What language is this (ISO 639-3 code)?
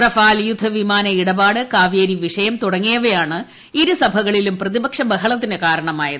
mal